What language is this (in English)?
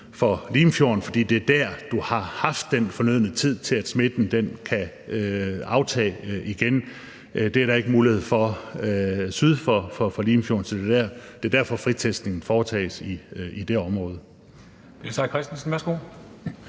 Danish